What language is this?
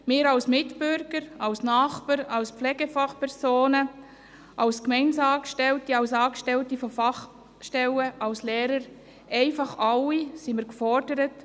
Swiss German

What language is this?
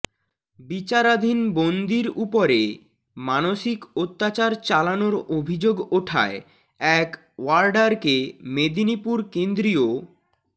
Bangla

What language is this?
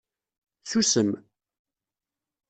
Kabyle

